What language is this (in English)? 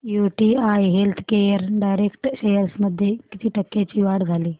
Marathi